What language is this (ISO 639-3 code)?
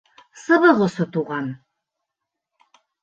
bak